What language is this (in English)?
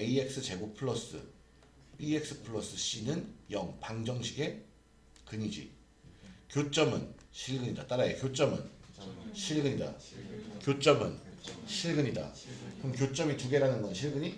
Korean